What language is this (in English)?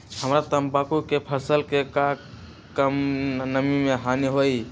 Magahi